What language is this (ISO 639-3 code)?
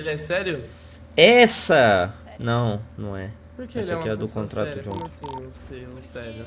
por